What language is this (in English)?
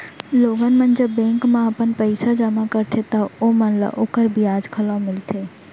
Chhattisgarhi